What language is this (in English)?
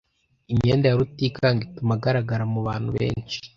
Kinyarwanda